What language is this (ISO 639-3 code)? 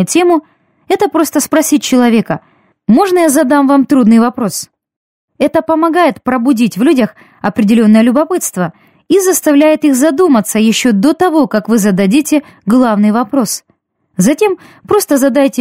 rus